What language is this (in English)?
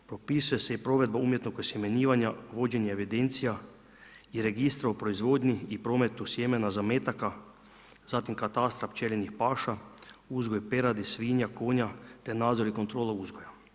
Croatian